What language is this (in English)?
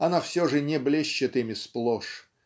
Russian